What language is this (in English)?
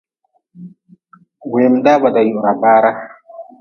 Nawdm